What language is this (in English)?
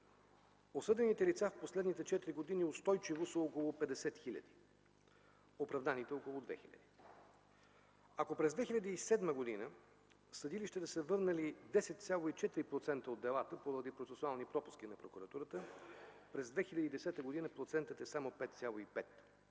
Bulgarian